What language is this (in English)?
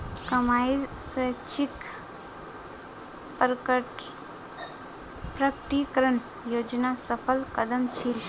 Magahi